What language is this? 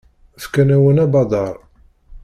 Kabyle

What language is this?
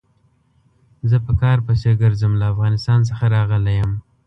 Pashto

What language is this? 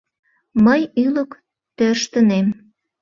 Mari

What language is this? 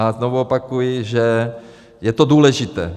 Czech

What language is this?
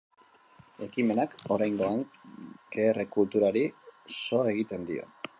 Basque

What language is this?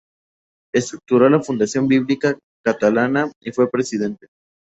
Spanish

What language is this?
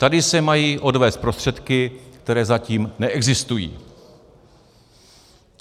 Czech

